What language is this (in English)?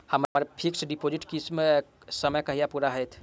Maithili